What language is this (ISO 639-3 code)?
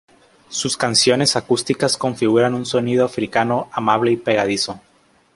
spa